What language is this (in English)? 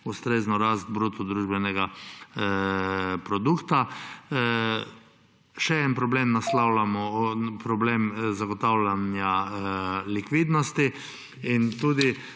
Slovenian